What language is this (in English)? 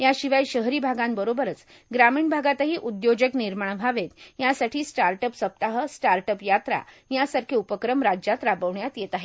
Marathi